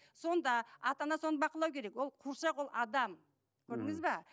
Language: Kazakh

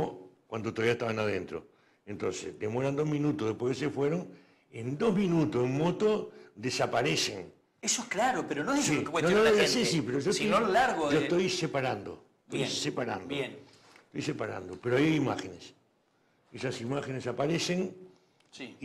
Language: Spanish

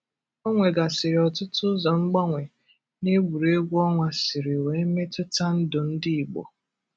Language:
Igbo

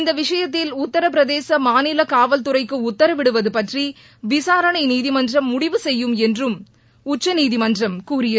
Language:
Tamil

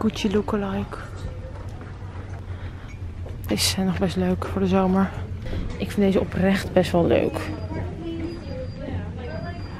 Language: Dutch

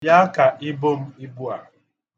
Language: Igbo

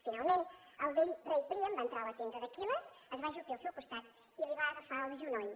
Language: Catalan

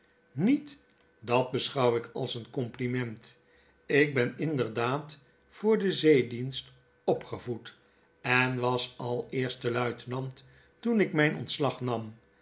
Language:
Dutch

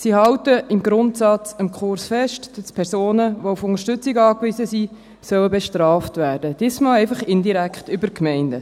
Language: Swiss German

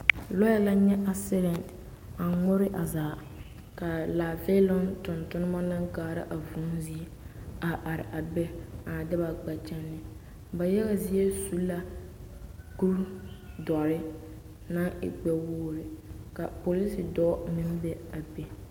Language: Southern Dagaare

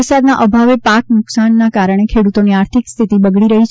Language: Gujarati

